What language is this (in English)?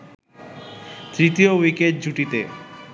Bangla